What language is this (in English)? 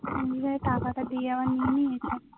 Bangla